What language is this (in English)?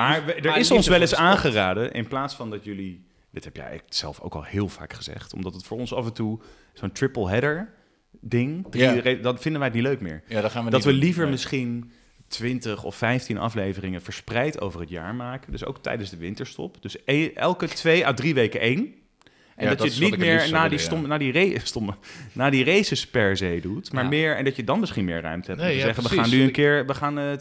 Dutch